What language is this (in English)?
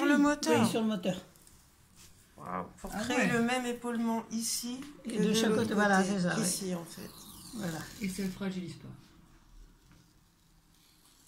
French